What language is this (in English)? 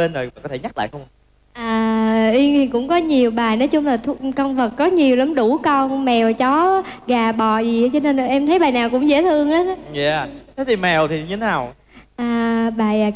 Vietnamese